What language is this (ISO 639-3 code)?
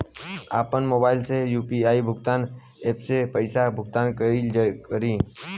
bho